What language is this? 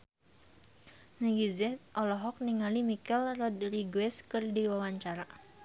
Sundanese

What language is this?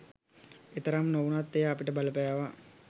Sinhala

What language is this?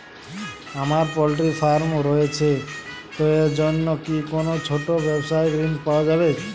Bangla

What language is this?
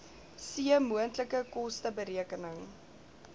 Afrikaans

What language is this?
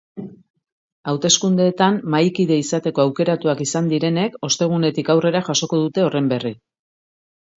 Basque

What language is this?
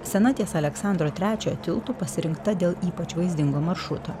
Lithuanian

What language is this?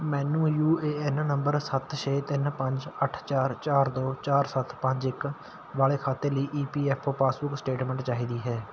Punjabi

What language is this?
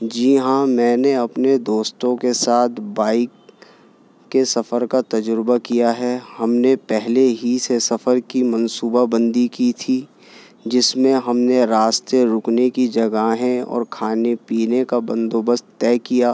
Urdu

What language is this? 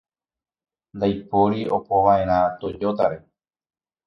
Guarani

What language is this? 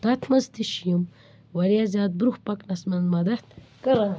Kashmiri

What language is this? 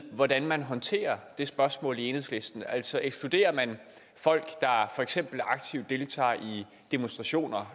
Danish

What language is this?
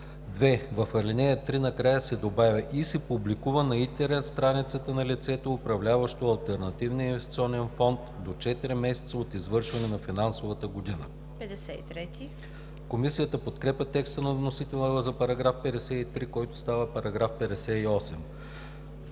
Bulgarian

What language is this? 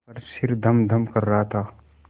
Hindi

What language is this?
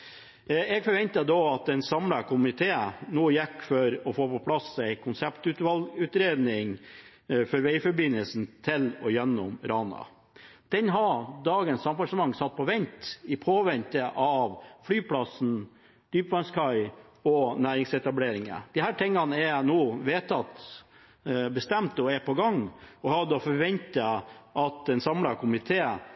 Norwegian Bokmål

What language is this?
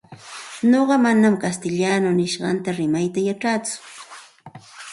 Santa Ana de Tusi Pasco Quechua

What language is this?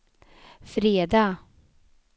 Swedish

